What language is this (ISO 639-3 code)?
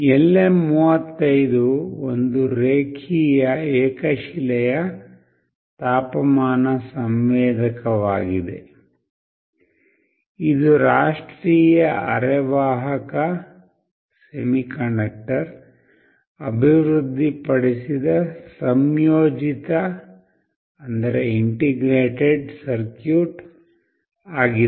kan